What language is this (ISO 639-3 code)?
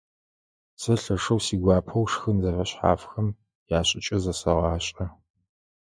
ady